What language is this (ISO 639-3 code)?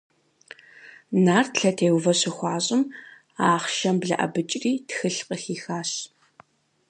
kbd